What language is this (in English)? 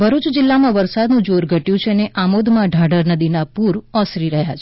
Gujarati